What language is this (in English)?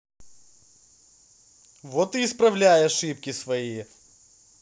Russian